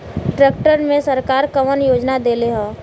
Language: Bhojpuri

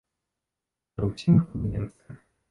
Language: Belarusian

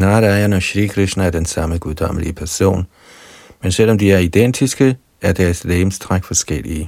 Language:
Danish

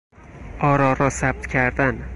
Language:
Persian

